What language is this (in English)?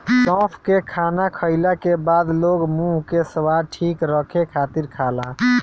Bhojpuri